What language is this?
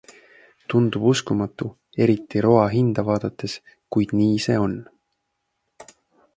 Estonian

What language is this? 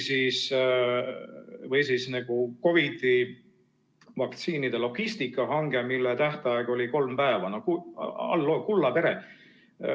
Estonian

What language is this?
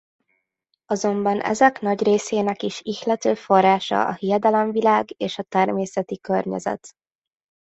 Hungarian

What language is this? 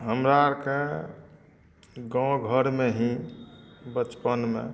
Maithili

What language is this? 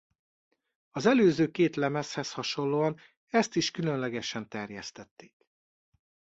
Hungarian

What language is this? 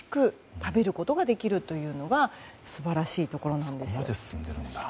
Japanese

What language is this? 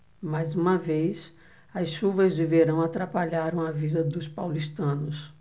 Portuguese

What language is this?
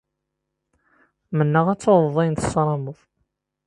Kabyle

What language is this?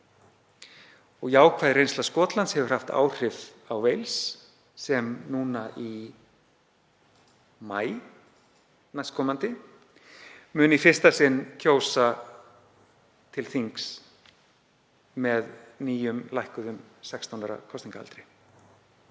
Icelandic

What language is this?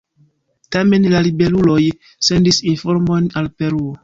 Esperanto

